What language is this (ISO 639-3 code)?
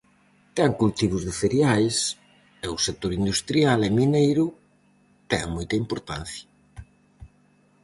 glg